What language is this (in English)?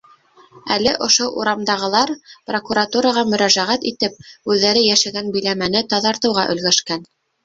Bashkir